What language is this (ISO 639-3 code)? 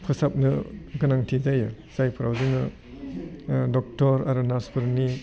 brx